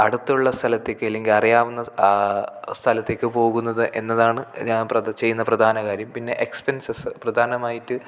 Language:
Malayalam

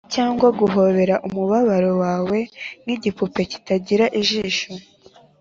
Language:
Kinyarwanda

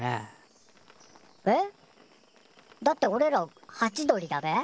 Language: Japanese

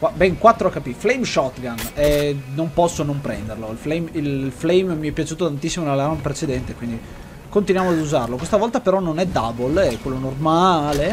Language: Italian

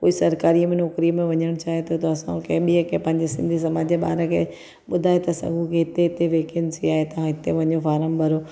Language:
Sindhi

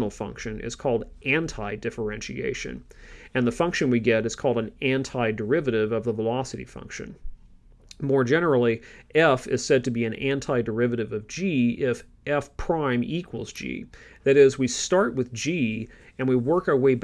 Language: English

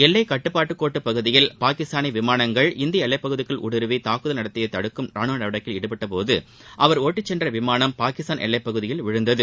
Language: Tamil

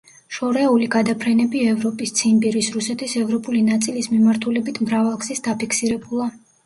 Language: Georgian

